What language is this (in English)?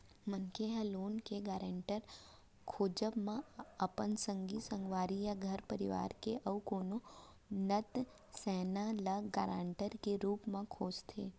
Chhattisgarhi